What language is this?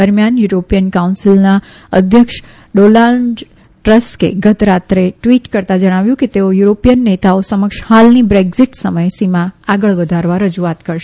Gujarati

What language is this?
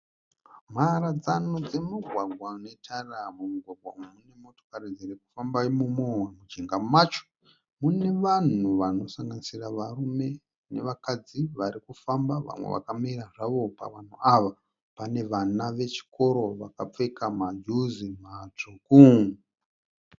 Shona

